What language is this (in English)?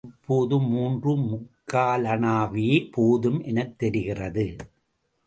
Tamil